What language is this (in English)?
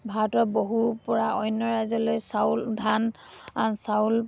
Assamese